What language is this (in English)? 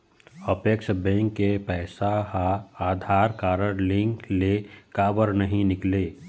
Chhattisgarhi